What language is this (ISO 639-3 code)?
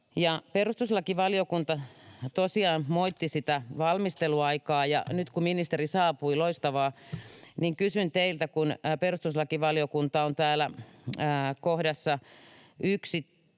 fin